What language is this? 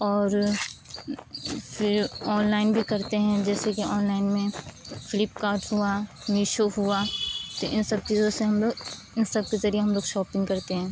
Urdu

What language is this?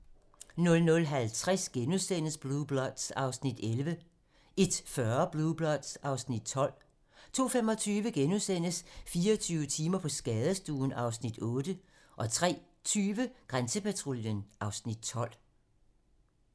Danish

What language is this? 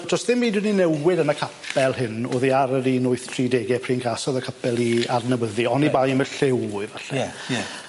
Welsh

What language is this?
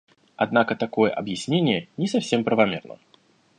Russian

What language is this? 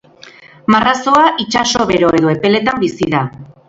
Basque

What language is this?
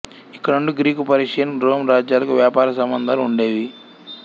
Telugu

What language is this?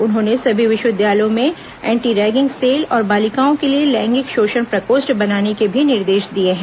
Hindi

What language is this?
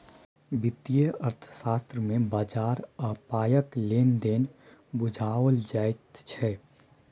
Maithili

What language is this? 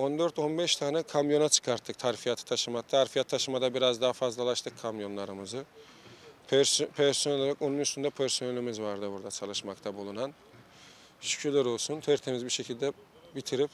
Turkish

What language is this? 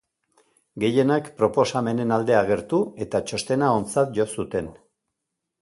Basque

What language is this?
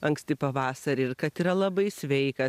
Lithuanian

